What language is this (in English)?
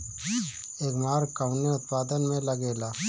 Bhojpuri